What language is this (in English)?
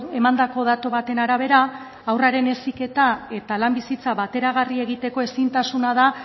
Basque